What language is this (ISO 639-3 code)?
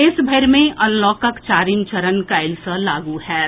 mai